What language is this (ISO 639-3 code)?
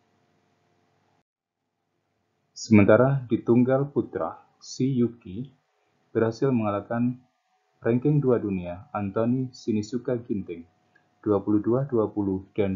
ind